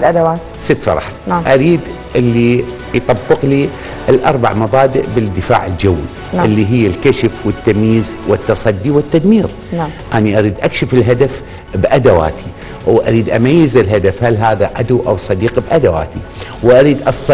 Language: Arabic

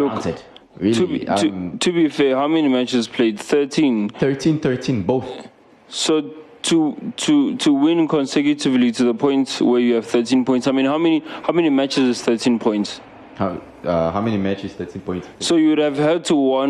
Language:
English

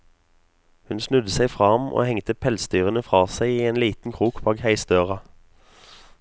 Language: Norwegian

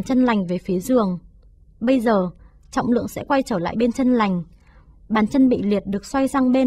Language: Vietnamese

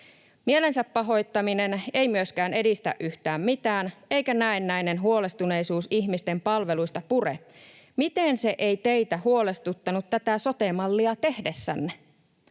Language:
Finnish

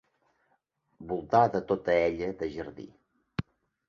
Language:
Catalan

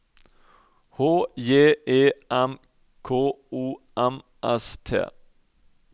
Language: Norwegian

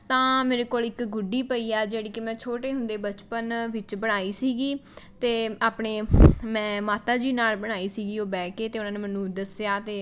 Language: Punjabi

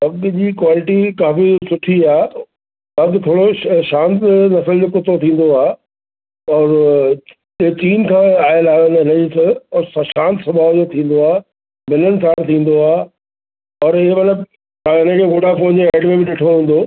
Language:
Sindhi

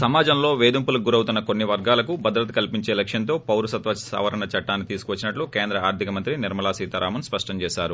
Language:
Telugu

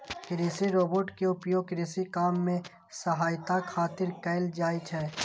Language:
Maithili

